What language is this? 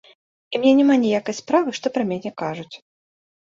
Belarusian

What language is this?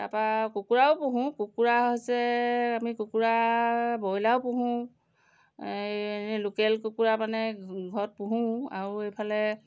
Assamese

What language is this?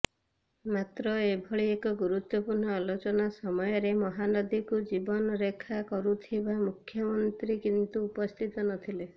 Odia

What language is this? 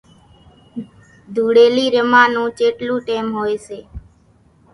Kachi Koli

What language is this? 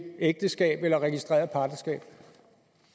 Danish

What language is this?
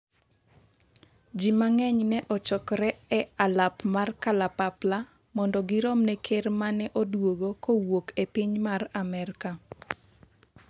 Luo (Kenya and Tanzania)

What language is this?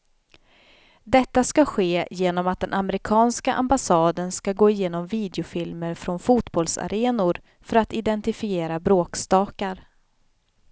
Swedish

